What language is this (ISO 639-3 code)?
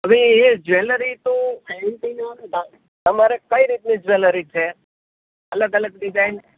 guj